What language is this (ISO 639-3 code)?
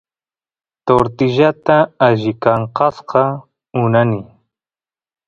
qus